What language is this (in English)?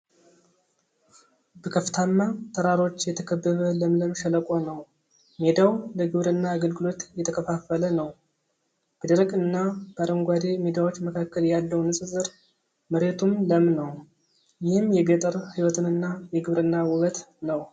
Amharic